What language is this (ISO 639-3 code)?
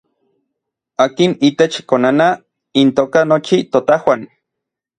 nlv